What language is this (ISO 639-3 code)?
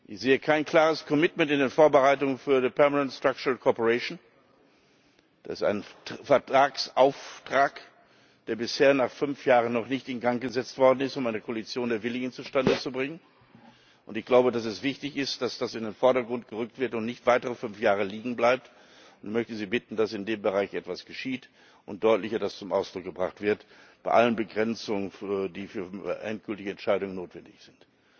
deu